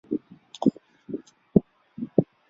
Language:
Chinese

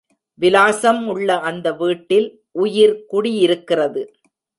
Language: Tamil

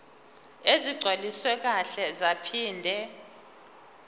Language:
Zulu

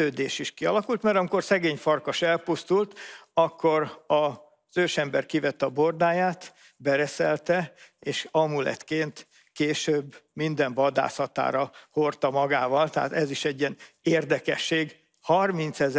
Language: Hungarian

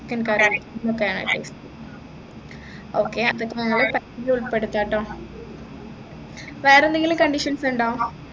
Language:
Malayalam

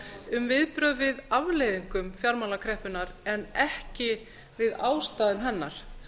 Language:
Icelandic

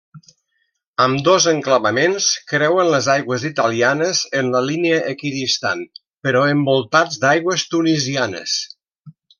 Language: Catalan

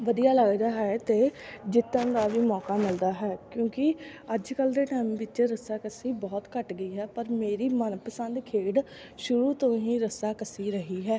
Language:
Punjabi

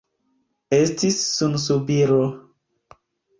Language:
Esperanto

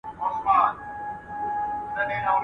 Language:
Pashto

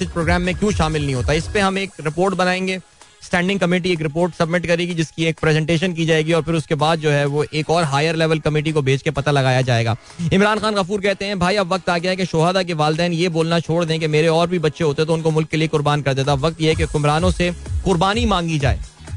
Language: Hindi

